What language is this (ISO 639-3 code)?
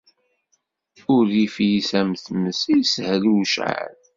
kab